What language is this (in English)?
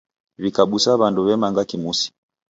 Taita